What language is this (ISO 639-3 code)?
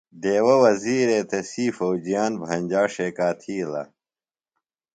phl